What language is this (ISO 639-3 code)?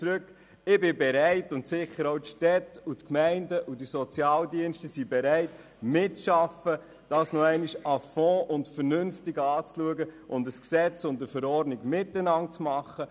gsw